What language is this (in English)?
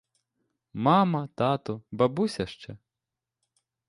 Ukrainian